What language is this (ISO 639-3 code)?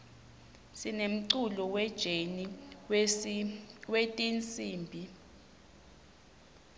ssw